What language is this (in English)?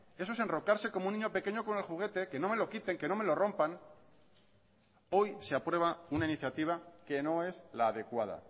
Spanish